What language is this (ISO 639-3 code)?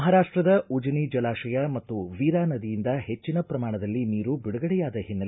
kan